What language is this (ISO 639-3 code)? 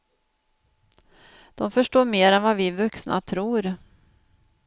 swe